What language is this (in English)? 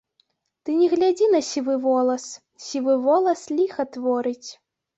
Belarusian